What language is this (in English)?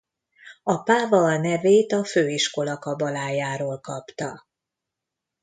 Hungarian